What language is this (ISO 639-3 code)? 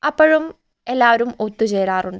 mal